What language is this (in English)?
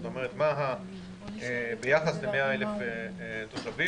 Hebrew